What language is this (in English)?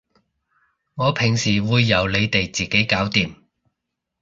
Cantonese